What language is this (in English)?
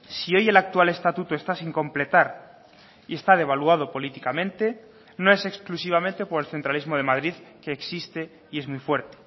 Spanish